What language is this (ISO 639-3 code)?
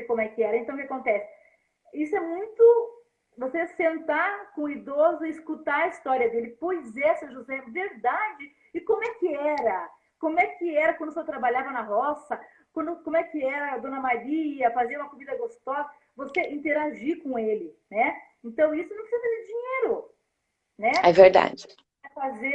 por